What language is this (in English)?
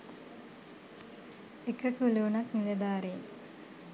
Sinhala